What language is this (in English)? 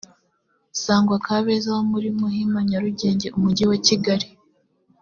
Kinyarwanda